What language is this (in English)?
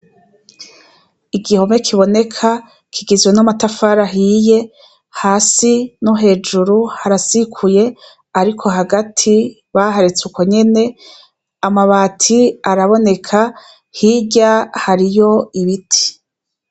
Rundi